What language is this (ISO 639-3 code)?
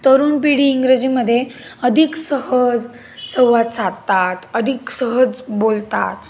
mar